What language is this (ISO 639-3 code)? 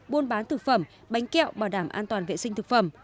vie